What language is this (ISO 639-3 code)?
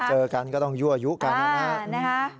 tha